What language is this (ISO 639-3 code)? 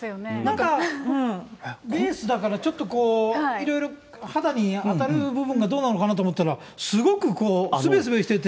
jpn